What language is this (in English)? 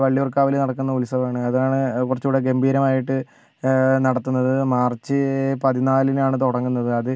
Malayalam